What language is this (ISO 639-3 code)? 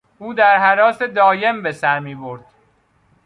fas